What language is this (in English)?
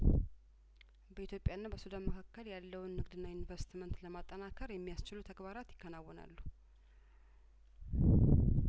Amharic